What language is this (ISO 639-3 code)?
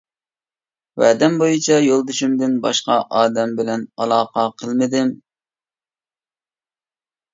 uig